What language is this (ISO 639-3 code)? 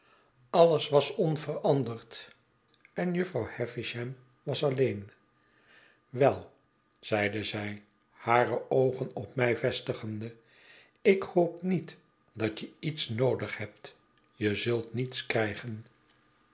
nld